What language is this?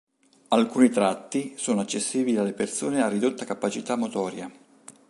Italian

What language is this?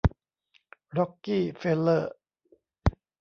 Thai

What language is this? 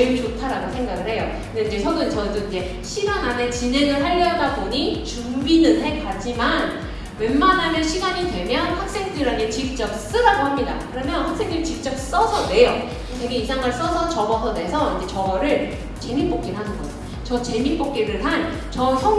Korean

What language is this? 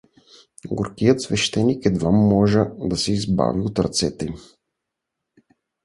Bulgarian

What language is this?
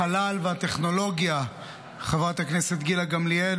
Hebrew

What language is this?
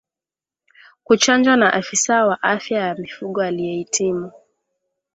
Swahili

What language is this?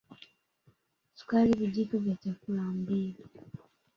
Swahili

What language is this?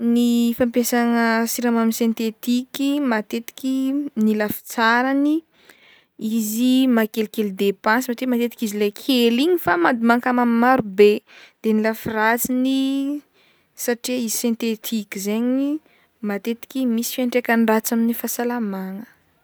Northern Betsimisaraka Malagasy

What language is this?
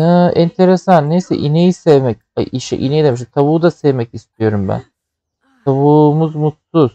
Turkish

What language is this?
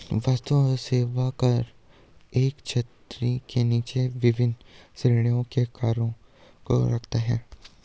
Hindi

